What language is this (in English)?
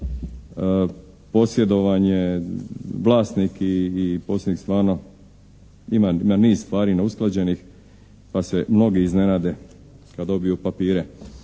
Croatian